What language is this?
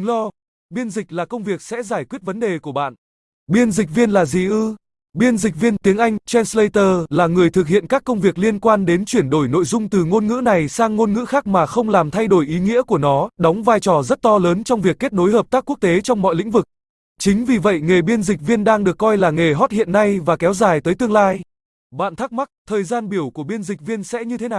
Vietnamese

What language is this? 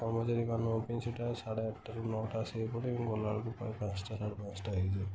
Odia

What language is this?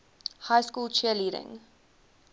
English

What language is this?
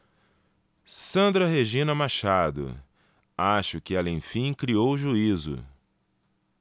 Portuguese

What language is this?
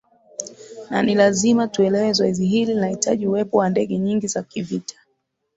Swahili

